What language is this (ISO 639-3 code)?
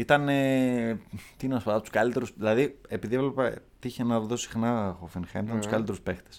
ell